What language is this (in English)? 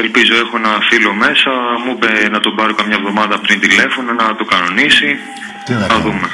Greek